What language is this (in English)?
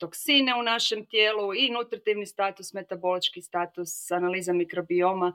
Croatian